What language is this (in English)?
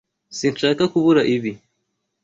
Kinyarwanda